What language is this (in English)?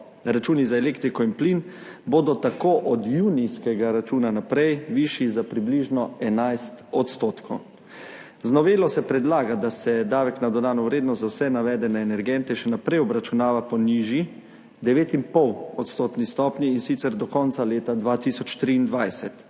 Slovenian